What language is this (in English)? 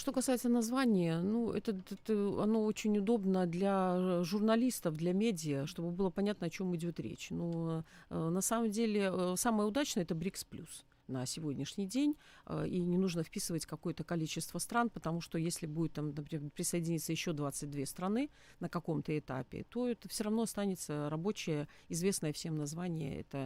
Russian